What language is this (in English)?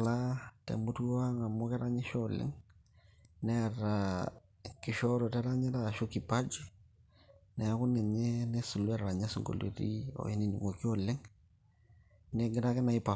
Masai